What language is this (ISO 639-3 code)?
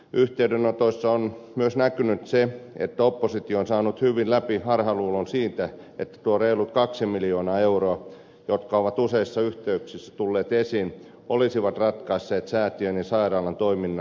fin